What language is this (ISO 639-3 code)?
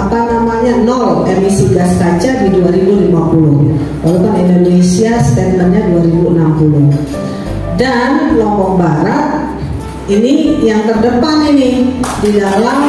ind